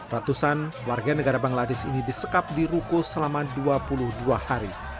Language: Indonesian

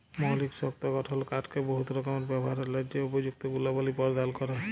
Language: Bangla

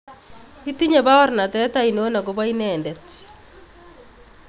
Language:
Kalenjin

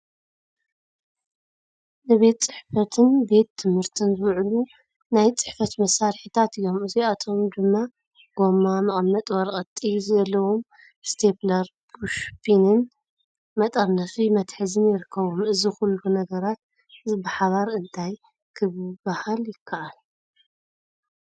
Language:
Tigrinya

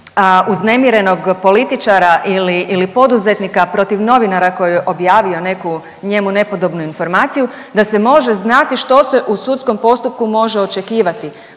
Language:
Croatian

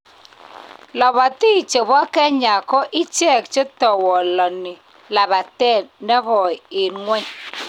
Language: Kalenjin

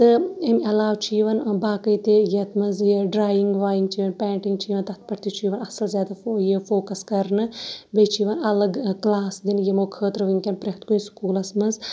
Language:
Kashmiri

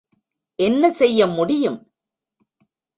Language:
Tamil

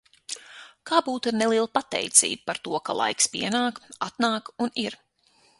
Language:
Latvian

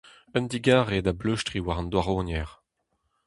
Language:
Breton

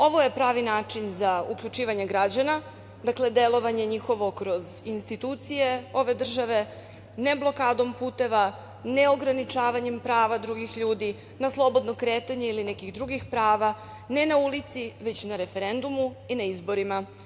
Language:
Serbian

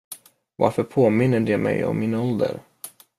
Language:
Swedish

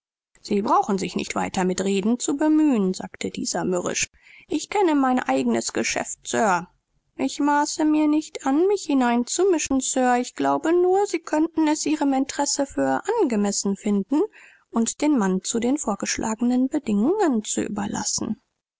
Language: German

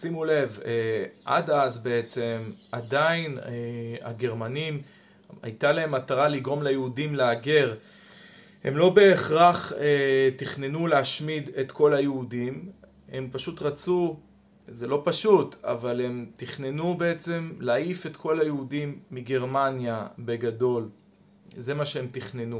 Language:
Hebrew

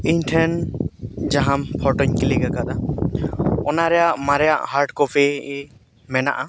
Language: Santali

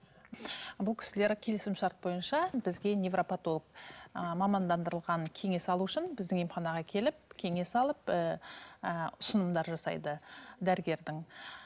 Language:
Kazakh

